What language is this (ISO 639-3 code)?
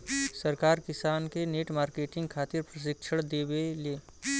bho